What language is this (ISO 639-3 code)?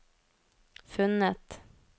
nor